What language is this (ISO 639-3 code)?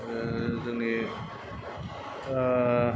brx